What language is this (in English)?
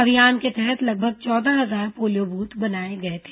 Hindi